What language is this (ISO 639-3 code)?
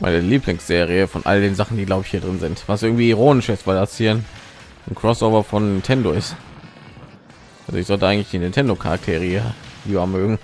deu